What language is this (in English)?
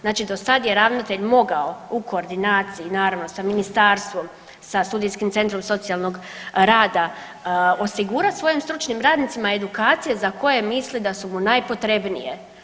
Croatian